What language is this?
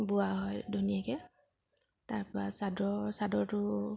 Assamese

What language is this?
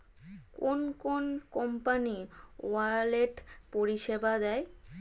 Bangla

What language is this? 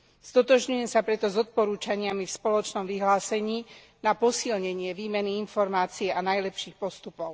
Slovak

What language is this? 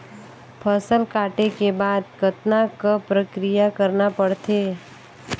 Chhattisgarhi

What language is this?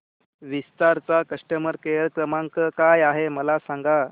Marathi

